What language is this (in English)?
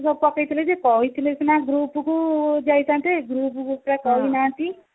Odia